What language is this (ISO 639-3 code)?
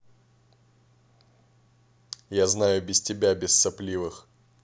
rus